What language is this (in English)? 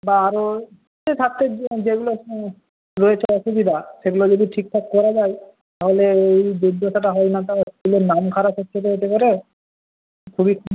Bangla